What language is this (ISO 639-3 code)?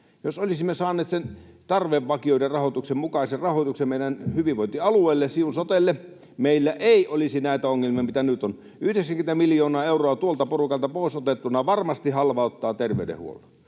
fin